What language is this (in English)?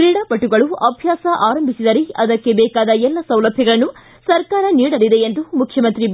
Kannada